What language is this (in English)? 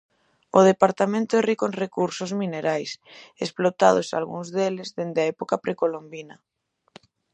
Galician